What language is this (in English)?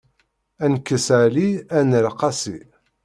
Kabyle